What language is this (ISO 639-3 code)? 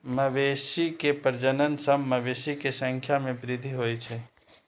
mai